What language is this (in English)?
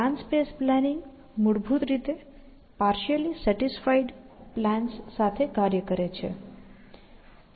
Gujarati